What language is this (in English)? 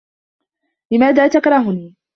Arabic